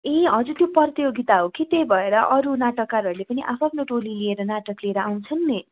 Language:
Nepali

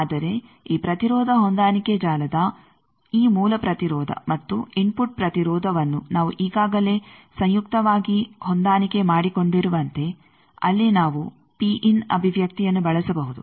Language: Kannada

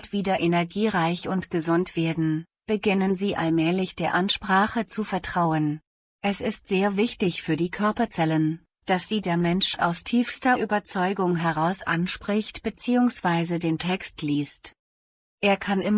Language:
German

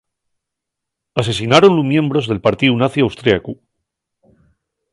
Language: Asturian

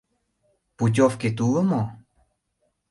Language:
Mari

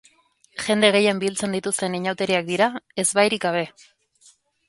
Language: Basque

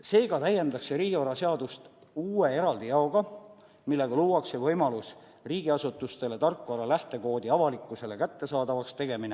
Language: Estonian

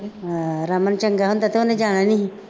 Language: Punjabi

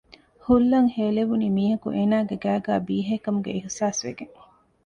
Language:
Divehi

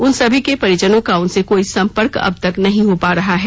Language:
Hindi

